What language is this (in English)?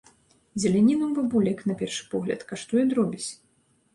Belarusian